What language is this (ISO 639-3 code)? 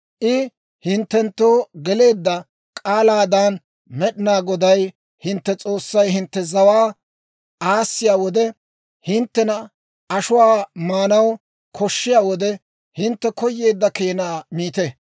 dwr